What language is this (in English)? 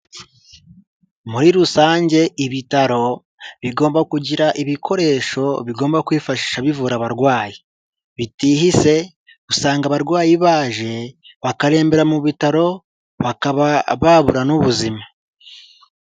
Kinyarwanda